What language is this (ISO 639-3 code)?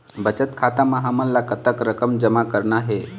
hne